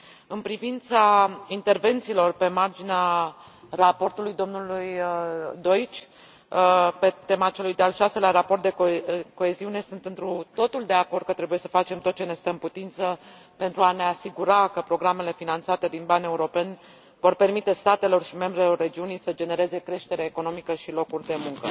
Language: Romanian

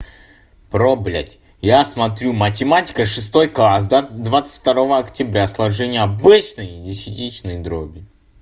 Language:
Russian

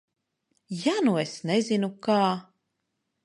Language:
Latvian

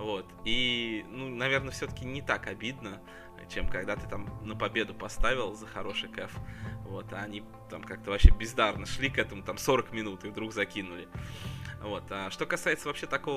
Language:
Russian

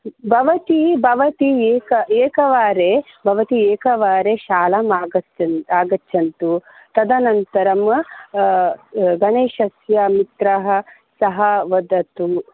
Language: Sanskrit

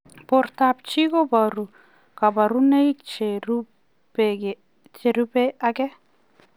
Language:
Kalenjin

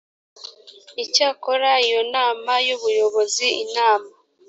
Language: Kinyarwanda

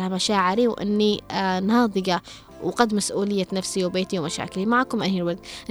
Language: Arabic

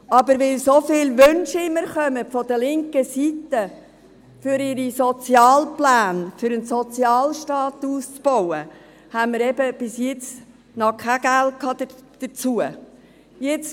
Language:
Swiss German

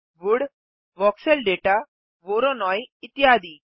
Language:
Hindi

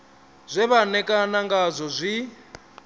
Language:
Venda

